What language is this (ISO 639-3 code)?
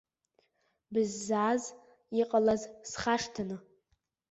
abk